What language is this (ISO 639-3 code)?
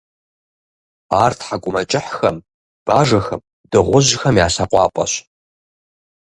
kbd